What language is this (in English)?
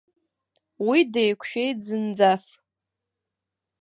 Abkhazian